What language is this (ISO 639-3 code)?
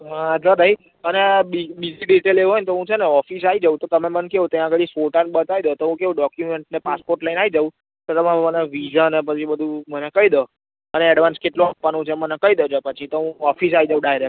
guj